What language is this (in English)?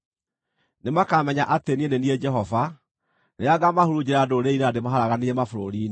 Kikuyu